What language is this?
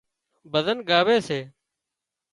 Wadiyara Koli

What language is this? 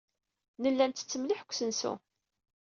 Kabyle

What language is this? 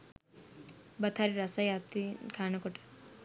Sinhala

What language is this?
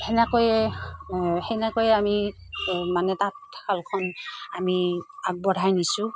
Assamese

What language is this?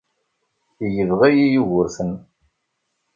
Kabyle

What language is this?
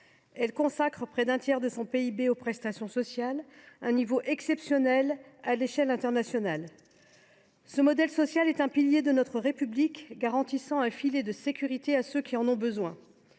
French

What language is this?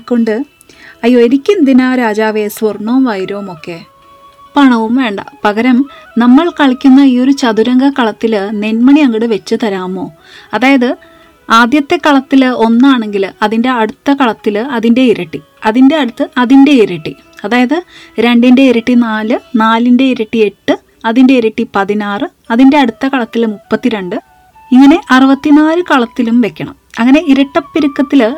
Malayalam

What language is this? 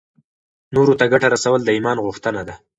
Pashto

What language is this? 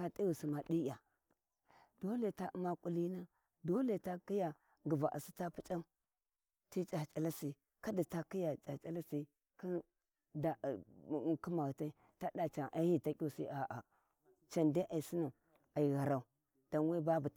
Warji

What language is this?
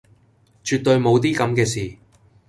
Cantonese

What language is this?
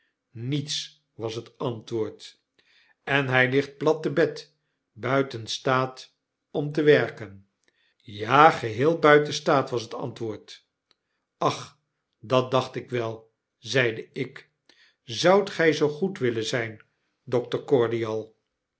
Dutch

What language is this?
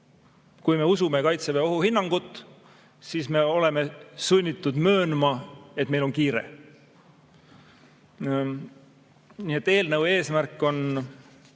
Estonian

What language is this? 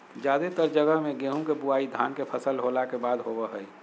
Magahi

